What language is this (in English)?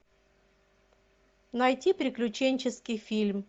Russian